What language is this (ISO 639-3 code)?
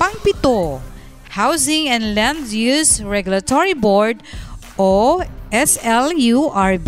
fil